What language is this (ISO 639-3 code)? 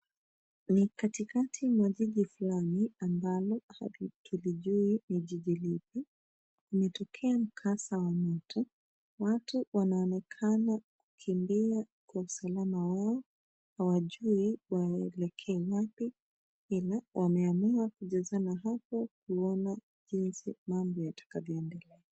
swa